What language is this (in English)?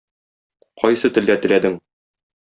Tatar